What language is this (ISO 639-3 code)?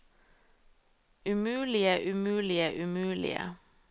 nor